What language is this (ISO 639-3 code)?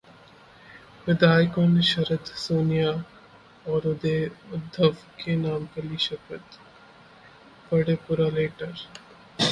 hin